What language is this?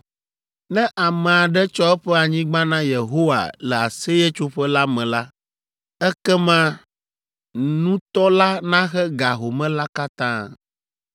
Ewe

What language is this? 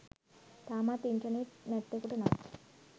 Sinhala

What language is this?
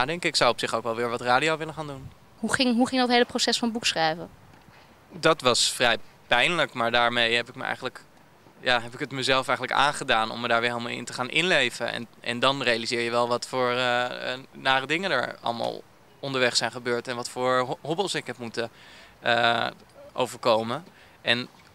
Dutch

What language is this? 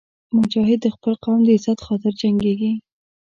Pashto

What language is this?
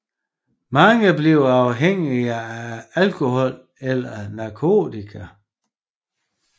Danish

